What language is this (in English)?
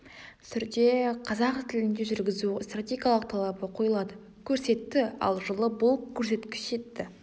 Kazakh